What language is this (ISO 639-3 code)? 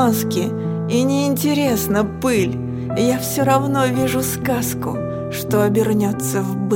rus